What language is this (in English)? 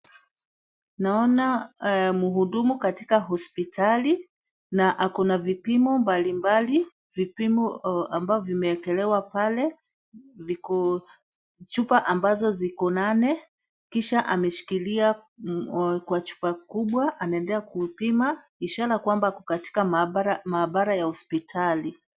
Swahili